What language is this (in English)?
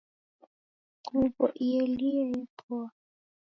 Taita